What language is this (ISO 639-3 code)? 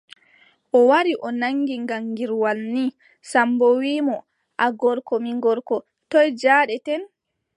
fub